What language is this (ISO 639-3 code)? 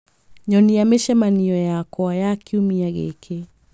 kik